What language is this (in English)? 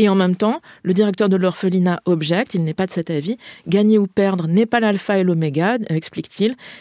French